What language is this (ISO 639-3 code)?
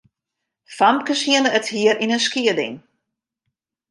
fry